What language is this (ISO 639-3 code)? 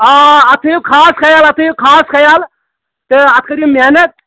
kas